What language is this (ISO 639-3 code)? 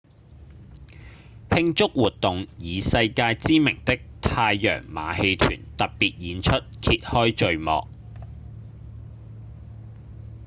yue